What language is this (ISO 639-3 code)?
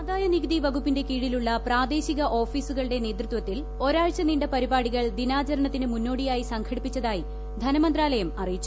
mal